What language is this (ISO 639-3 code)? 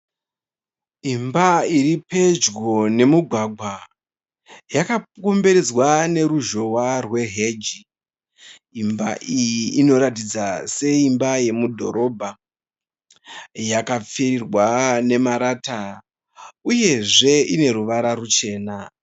sna